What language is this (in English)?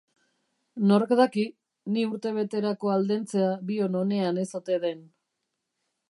Basque